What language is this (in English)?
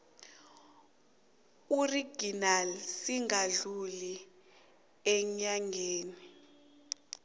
South Ndebele